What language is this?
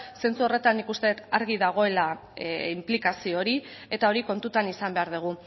Basque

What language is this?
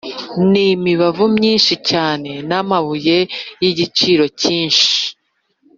Kinyarwanda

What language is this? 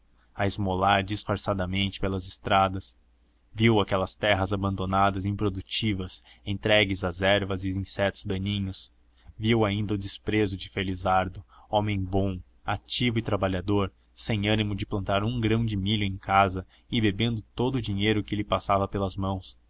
Portuguese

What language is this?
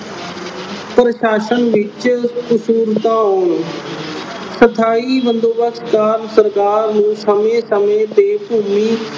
Punjabi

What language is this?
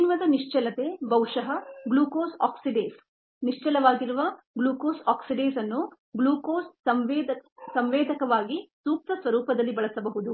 Kannada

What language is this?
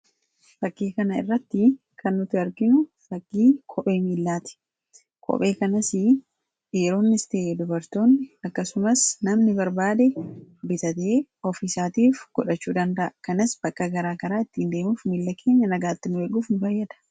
Oromo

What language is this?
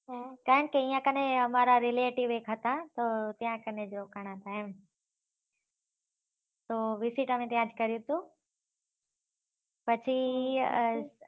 Gujarati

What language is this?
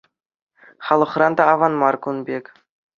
Chuvash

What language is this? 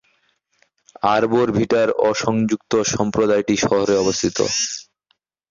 Bangla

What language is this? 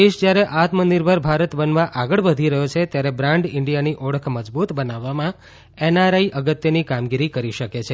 Gujarati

